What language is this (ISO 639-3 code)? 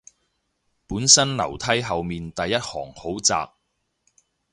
yue